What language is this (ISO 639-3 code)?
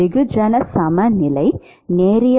tam